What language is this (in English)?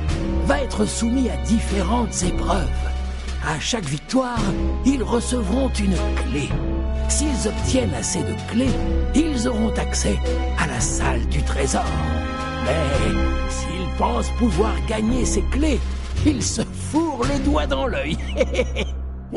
French